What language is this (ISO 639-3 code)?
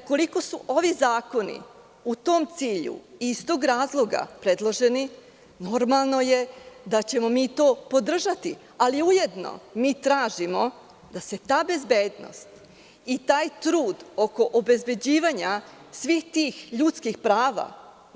srp